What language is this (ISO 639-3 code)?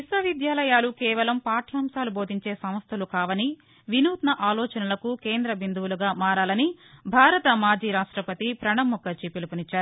tel